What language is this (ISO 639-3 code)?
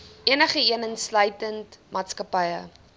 afr